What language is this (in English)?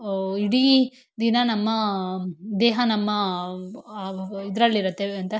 Kannada